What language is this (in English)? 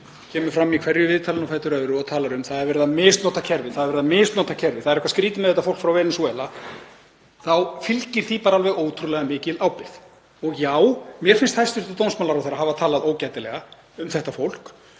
Icelandic